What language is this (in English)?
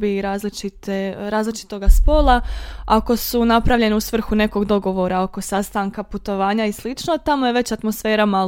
Croatian